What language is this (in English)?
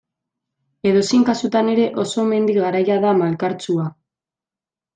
Basque